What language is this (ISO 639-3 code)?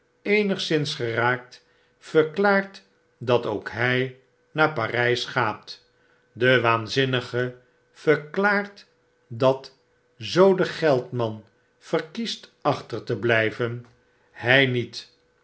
nld